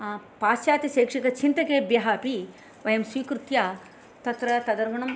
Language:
Sanskrit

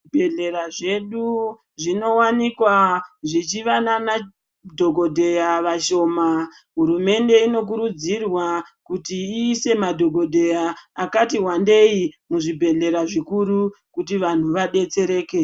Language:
Ndau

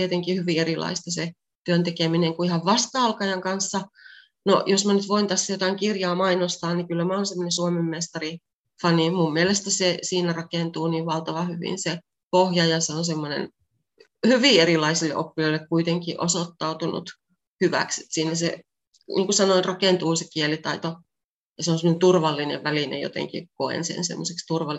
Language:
Finnish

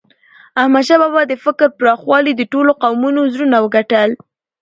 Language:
Pashto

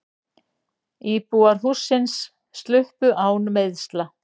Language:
Icelandic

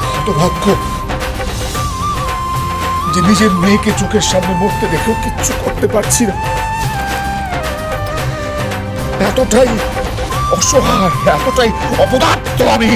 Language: Korean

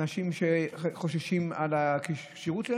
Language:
Hebrew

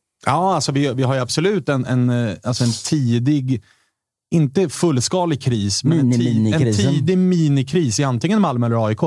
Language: Swedish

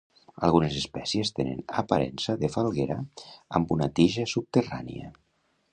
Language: Catalan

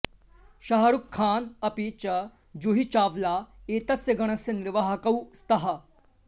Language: Sanskrit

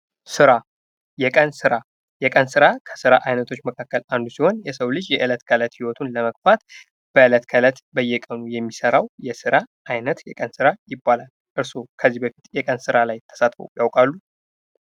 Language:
Amharic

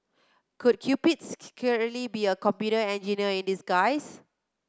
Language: English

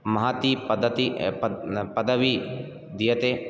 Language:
Sanskrit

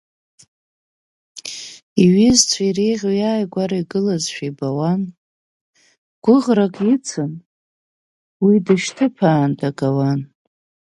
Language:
Abkhazian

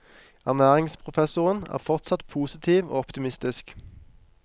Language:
Norwegian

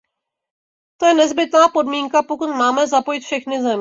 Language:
Czech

